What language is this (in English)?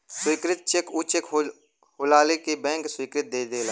Bhojpuri